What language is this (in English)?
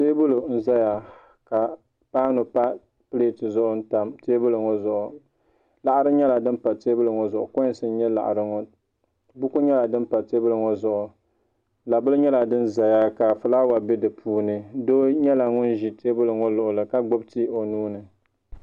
Dagbani